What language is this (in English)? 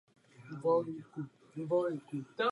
Czech